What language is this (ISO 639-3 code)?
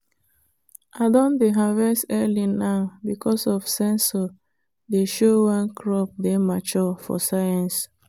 pcm